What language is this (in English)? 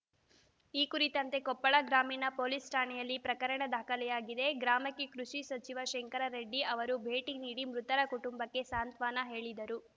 Kannada